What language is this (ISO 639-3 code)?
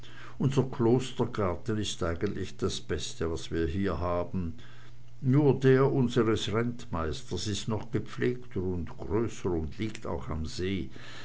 deu